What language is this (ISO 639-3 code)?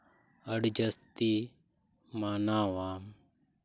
sat